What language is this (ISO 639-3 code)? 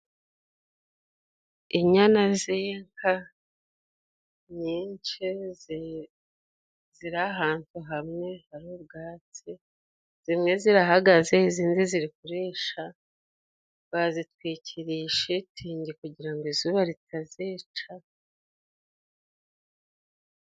kin